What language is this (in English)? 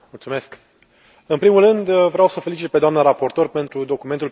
Romanian